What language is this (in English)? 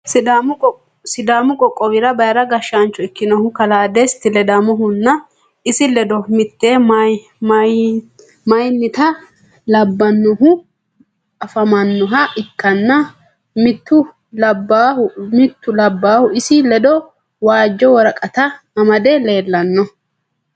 Sidamo